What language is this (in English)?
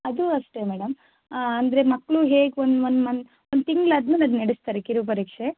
Kannada